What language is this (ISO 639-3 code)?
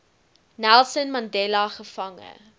afr